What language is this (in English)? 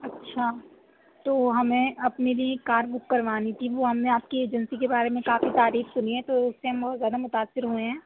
Urdu